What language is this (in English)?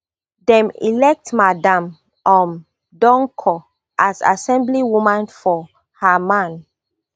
Nigerian Pidgin